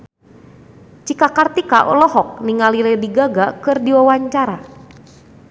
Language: Sundanese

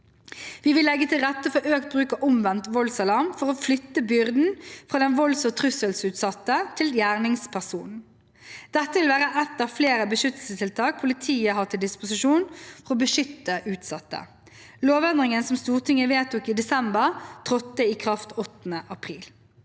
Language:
Norwegian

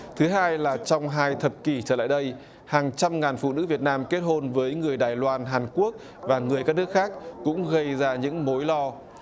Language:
Vietnamese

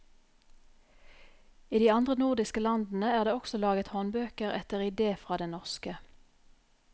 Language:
Norwegian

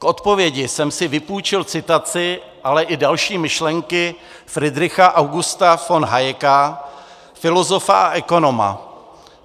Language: Czech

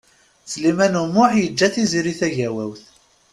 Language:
Kabyle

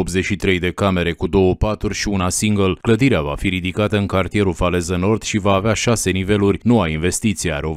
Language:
Romanian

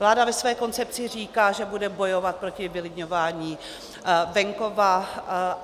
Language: Czech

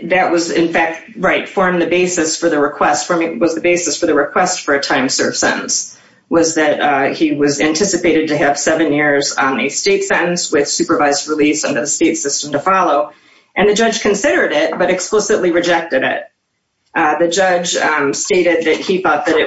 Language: English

